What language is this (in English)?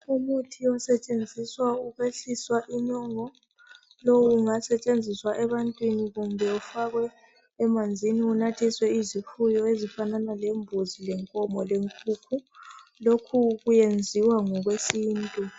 North Ndebele